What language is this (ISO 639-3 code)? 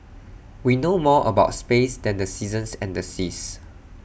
eng